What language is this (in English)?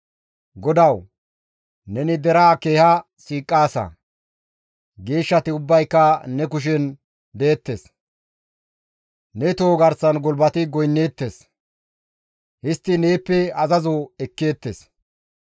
Gamo